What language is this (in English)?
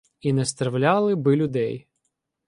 Ukrainian